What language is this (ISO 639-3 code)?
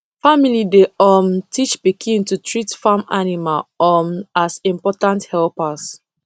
pcm